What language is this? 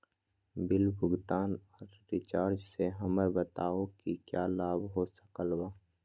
Magahi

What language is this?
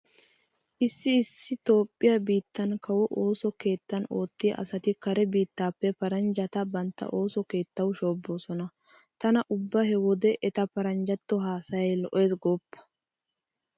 Wolaytta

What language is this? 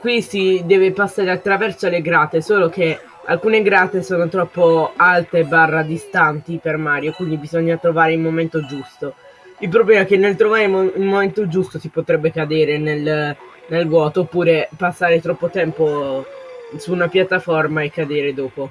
Italian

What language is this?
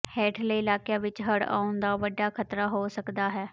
Punjabi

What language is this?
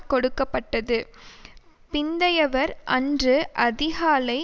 Tamil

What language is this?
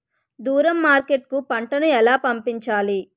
Telugu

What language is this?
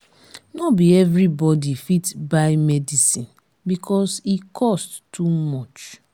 Nigerian Pidgin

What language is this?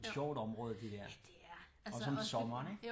Danish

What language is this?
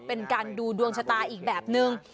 Thai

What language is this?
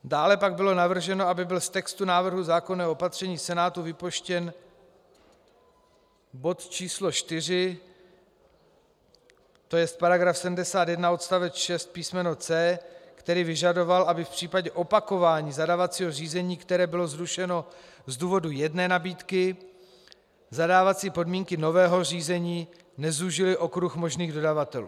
Czech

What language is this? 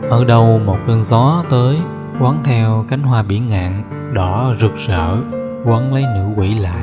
Vietnamese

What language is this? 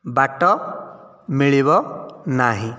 Odia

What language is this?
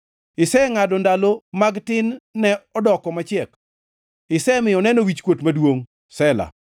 Luo (Kenya and Tanzania)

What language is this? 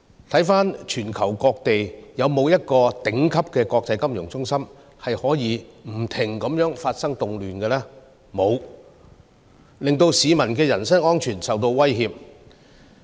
Cantonese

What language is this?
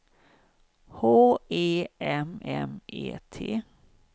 Swedish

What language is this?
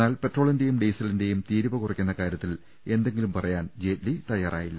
Malayalam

